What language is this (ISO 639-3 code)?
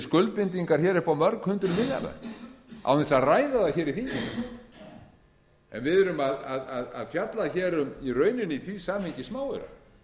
isl